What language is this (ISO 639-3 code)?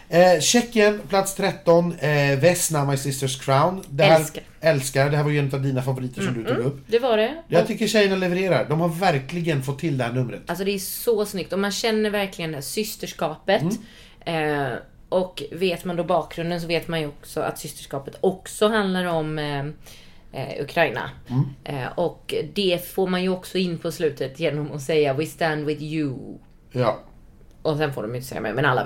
swe